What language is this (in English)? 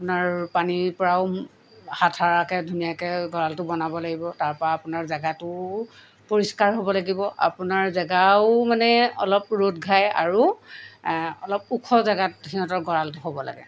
Assamese